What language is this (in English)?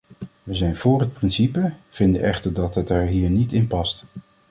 Dutch